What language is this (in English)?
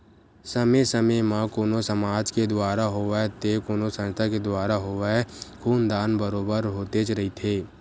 Chhattisgarhi